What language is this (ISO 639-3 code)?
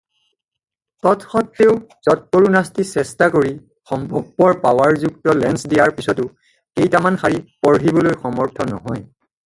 asm